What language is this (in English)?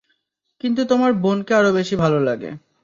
Bangla